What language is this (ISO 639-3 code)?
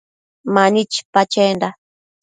mcf